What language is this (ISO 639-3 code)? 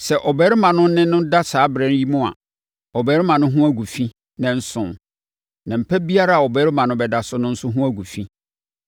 aka